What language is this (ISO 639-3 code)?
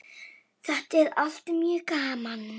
isl